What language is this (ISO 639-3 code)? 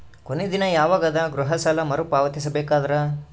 kan